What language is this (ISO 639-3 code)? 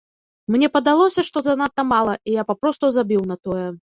bel